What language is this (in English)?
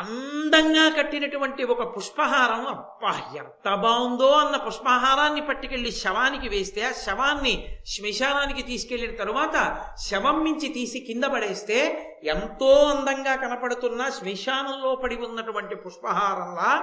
Telugu